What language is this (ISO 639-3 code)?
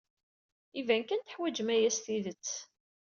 kab